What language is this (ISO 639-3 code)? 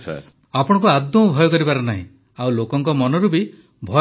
ori